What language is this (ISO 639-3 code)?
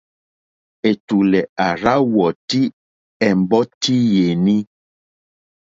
bri